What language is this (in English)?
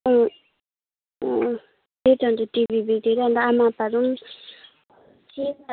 Nepali